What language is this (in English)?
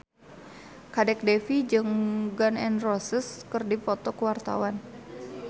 Sundanese